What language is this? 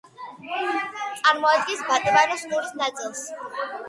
Georgian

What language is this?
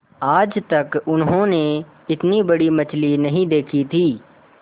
Hindi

